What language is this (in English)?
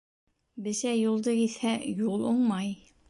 Bashkir